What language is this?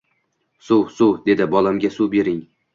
Uzbek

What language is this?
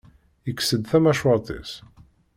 Kabyle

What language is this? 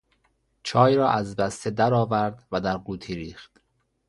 Persian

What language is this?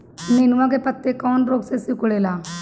Bhojpuri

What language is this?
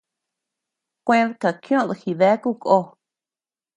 Tepeuxila Cuicatec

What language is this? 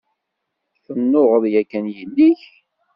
Kabyle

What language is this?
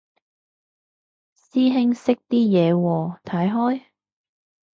Cantonese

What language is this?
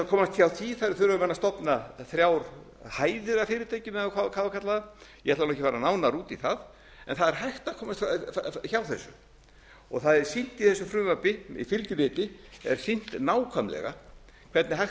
Icelandic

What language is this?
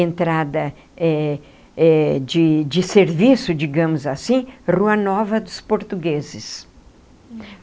Portuguese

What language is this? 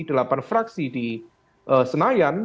Indonesian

